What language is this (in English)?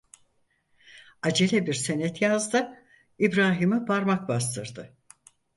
Turkish